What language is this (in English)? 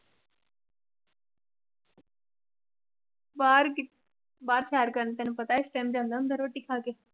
Punjabi